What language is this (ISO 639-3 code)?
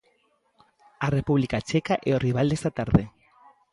glg